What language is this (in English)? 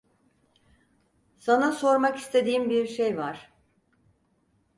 Turkish